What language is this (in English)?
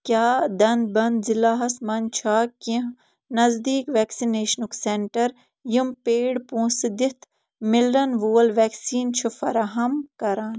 Kashmiri